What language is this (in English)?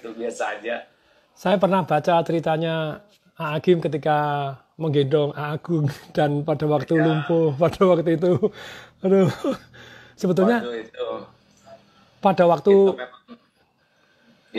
Indonesian